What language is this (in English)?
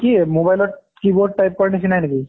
Assamese